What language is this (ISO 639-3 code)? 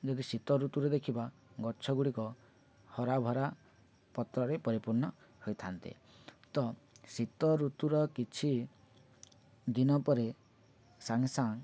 ori